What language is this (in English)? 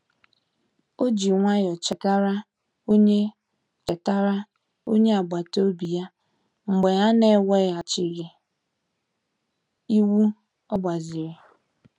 Igbo